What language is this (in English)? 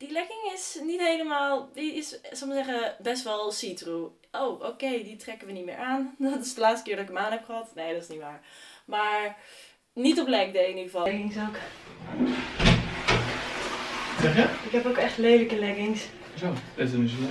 Dutch